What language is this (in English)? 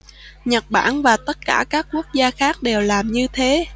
Vietnamese